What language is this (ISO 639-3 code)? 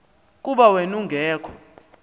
xho